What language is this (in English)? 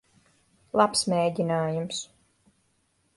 Latvian